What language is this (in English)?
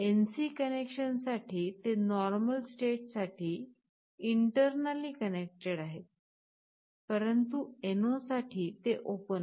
Marathi